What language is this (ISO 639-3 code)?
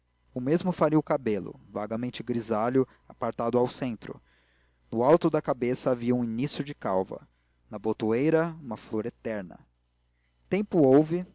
por